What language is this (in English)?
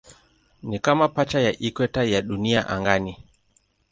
Swahili